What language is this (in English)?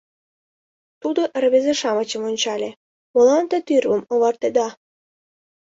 Mari